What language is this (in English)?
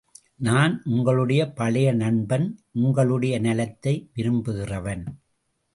Tamil